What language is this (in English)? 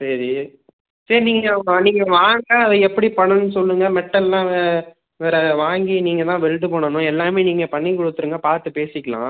Tamil